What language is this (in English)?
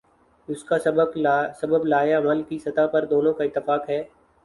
Urdu